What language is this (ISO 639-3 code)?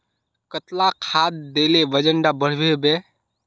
mag